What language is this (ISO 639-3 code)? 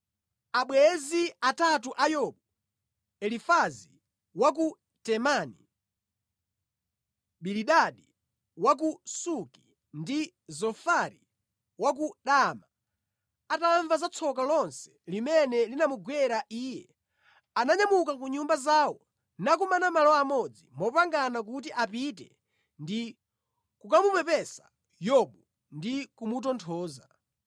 nya